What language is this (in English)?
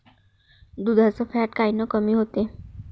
Marathi